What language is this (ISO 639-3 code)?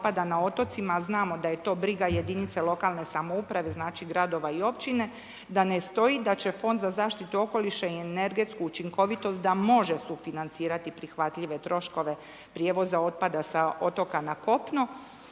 hrv